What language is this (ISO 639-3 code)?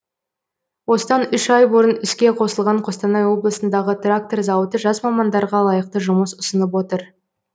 kaz